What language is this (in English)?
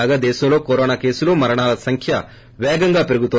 Telugu